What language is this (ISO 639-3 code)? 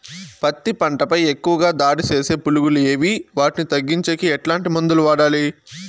tel